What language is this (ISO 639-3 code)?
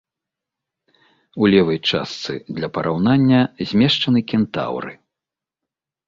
bel